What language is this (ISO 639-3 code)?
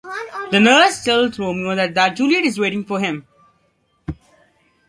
eng